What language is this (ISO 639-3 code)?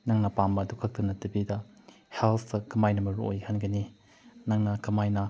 mni